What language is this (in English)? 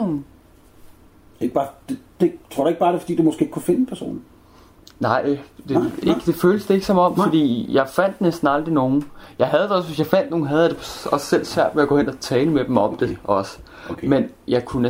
Danish